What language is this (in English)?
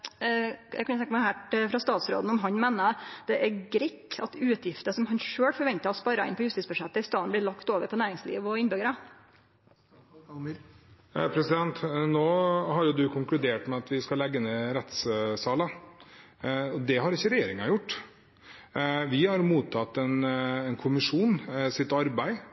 Norwegian